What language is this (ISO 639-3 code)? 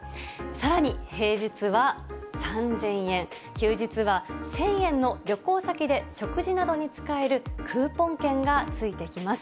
jpn